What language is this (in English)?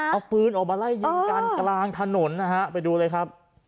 Thai